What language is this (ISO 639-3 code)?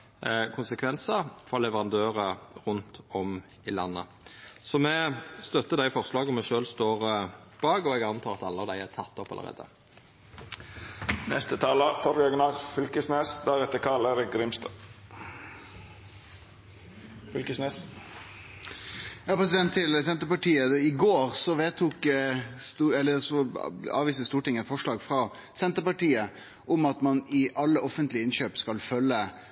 nno